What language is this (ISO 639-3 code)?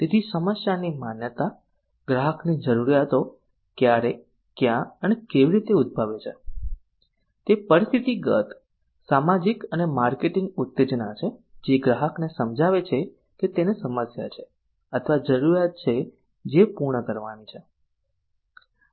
guj